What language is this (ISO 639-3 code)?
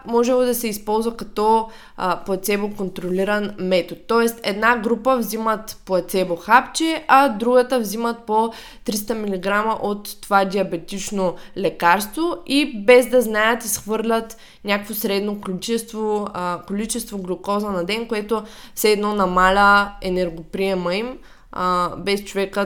bul